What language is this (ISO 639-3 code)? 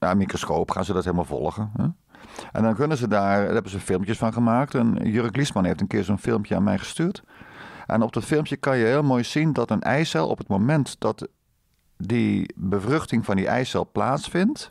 nld